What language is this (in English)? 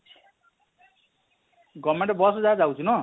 Odia